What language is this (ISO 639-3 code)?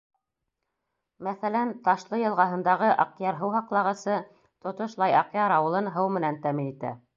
bak